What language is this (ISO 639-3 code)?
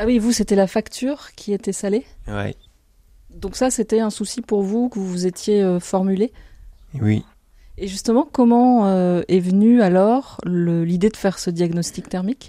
fra